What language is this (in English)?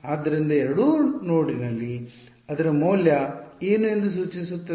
Kannada